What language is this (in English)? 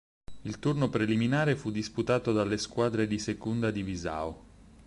Italian